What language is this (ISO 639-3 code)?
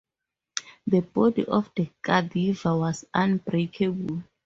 eng